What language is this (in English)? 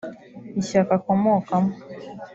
Kinyarwanda